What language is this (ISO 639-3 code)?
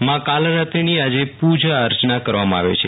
guj